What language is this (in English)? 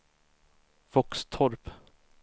Swedish